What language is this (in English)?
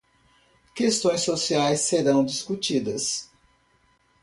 Portuguese